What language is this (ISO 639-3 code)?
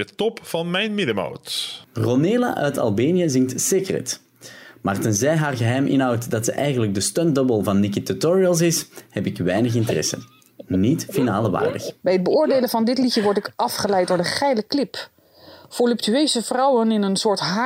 nld